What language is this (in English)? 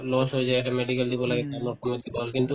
Assamese